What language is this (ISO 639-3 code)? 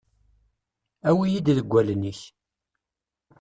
kab